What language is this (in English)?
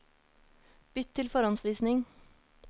Norwegian